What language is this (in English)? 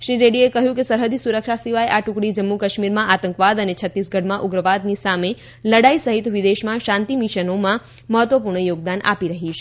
Gujarati